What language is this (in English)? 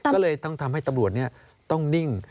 Thai